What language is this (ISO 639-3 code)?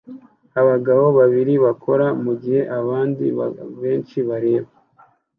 kin